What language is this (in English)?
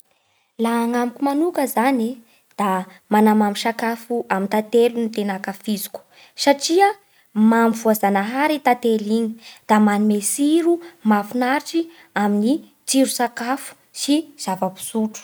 Bara Malagasy